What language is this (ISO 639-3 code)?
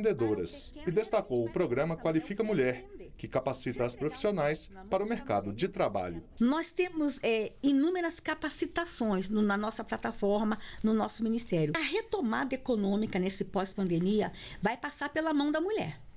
por